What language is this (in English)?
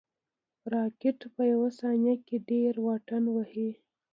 Pashto